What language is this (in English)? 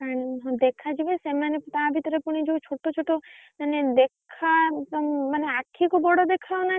Odia